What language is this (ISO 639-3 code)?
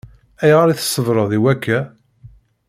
kab